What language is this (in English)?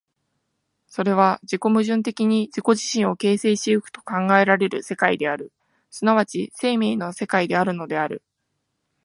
Japanese